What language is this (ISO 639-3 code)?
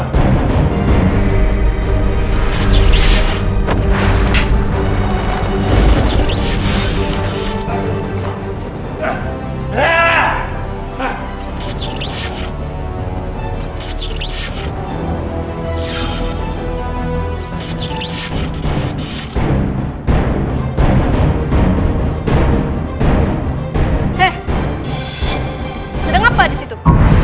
ind